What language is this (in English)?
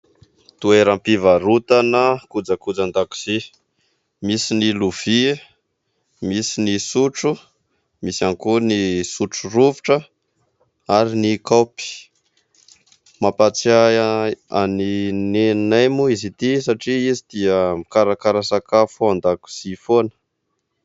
Malagasy